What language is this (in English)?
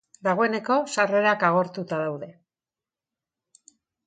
Basque